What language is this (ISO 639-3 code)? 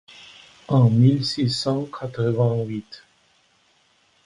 fra